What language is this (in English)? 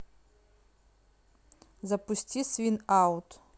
Russian